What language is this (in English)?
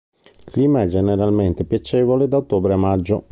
Italian